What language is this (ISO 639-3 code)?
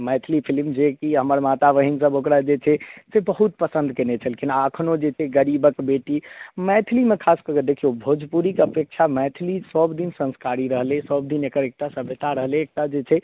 mai